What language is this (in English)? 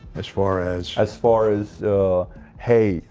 English